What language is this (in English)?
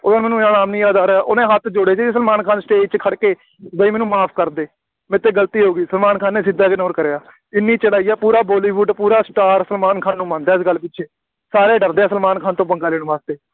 Punjabi